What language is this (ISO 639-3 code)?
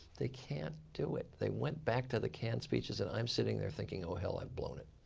eng